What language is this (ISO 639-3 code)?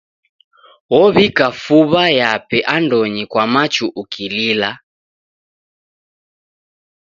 dav